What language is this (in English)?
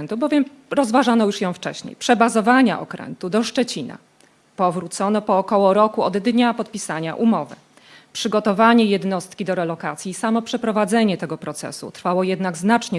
Polish